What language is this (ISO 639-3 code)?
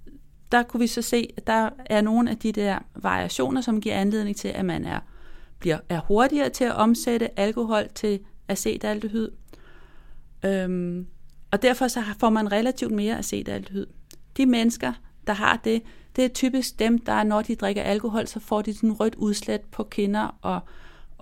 dan